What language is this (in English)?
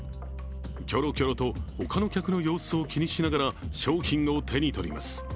Japanese